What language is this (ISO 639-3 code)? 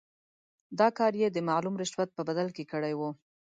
pus